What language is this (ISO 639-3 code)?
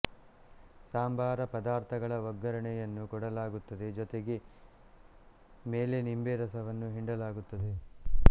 kan